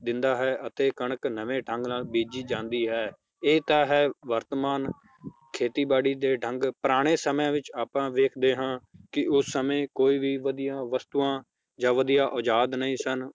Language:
Punjabi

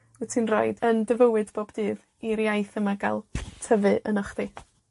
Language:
Welsh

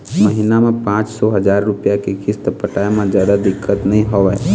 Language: Chhattisgarhi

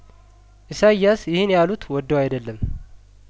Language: Amharic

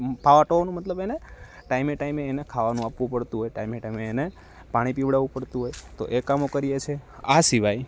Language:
Gujarati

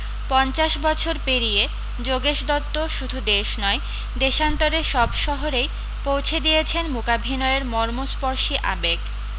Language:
Bangla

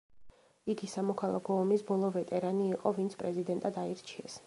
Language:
Georgian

